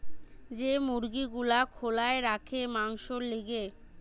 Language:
Bangla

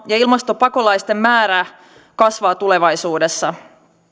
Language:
Finnish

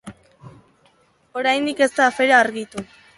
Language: Basque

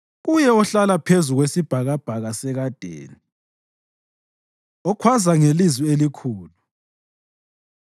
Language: North Ndebele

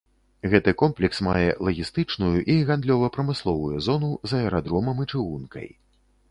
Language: Belarusian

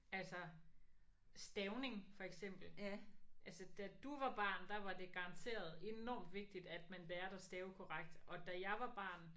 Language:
Danish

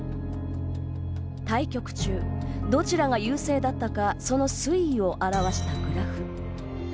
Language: Japanese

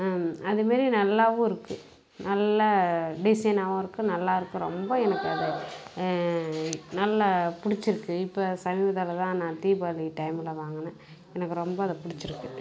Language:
Tamil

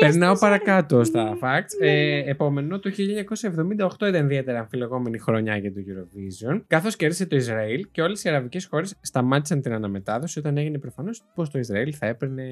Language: Greek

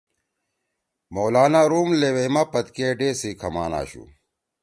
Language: Torwali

